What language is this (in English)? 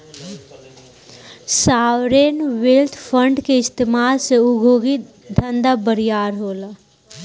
Bhojpuri